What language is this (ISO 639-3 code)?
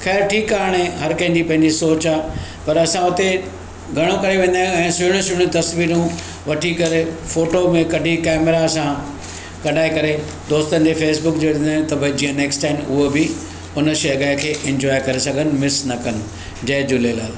snd